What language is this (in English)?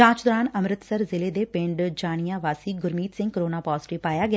Punjabi